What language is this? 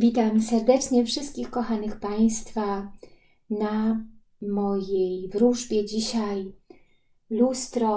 Polish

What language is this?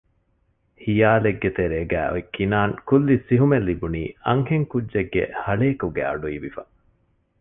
Divehi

